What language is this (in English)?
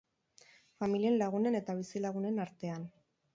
Basque